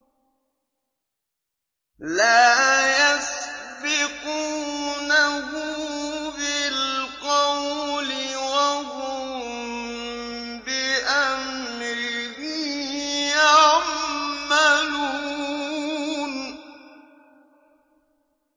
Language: Arabic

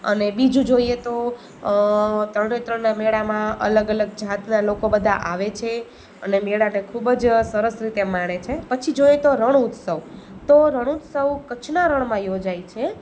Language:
Gujarati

